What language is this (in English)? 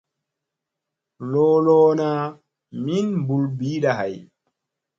Musey